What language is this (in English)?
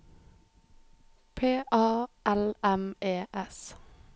Norwegian